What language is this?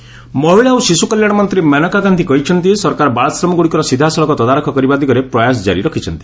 Odia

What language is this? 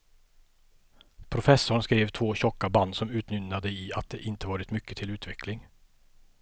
Swedish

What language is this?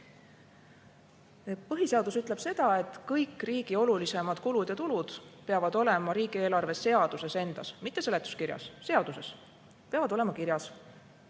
Estonian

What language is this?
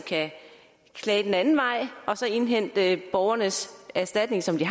Danish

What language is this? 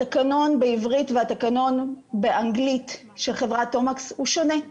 Hebrew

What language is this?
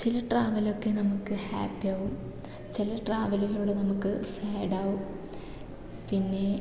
Malayalam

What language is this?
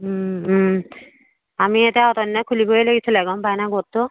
Assamese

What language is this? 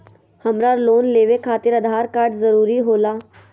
Magahi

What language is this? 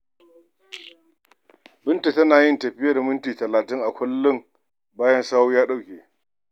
Hausa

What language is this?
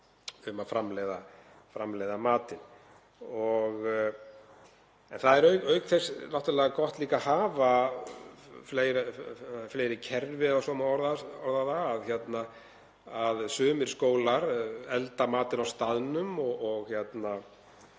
Icelandic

